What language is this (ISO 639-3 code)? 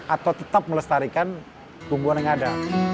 ind